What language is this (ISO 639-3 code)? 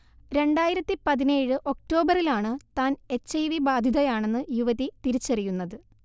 mal